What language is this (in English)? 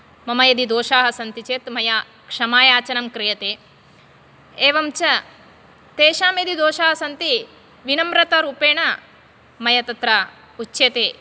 Sanskrit